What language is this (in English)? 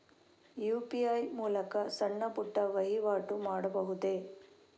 Kannada